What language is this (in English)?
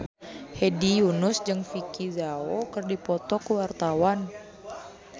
Sundanese